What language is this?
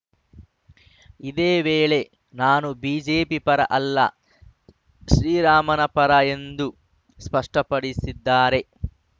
Kannada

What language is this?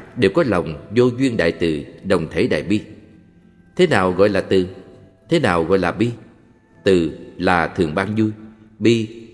Vietnamese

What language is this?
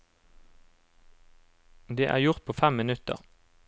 Norwegian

